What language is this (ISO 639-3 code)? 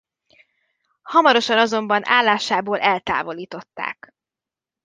hun